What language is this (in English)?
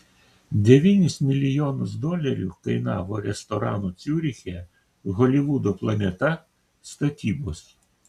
Lithuanian